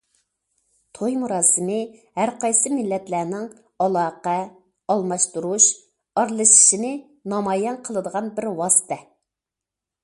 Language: Uyghur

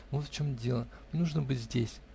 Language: Russian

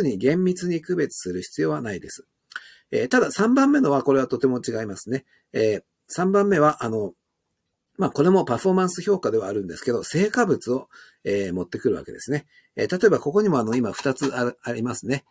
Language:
Japanese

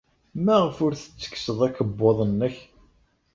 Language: Kabyle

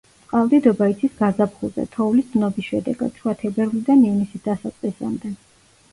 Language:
Georgian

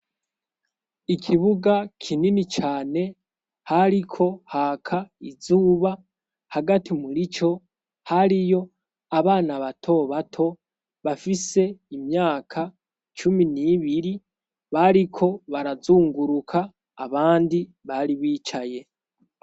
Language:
Rundi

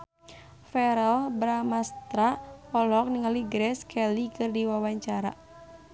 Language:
Sundanese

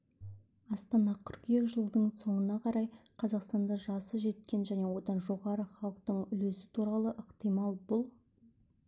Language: Kazakh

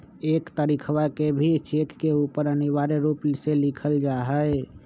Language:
Magahi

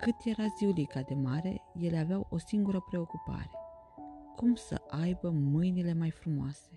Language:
Romanian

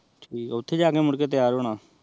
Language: Punjabi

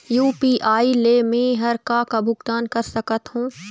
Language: Chhattisgarhi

